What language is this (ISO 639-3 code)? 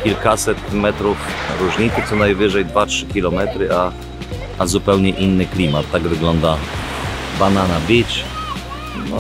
pol